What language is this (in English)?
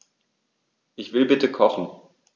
German